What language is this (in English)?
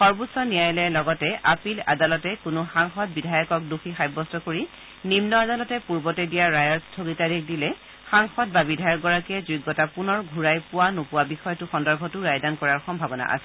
Assamese